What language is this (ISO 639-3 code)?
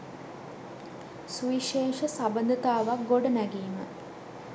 sin